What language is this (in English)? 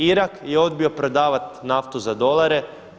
Croatian